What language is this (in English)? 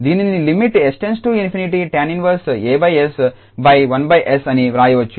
Telugu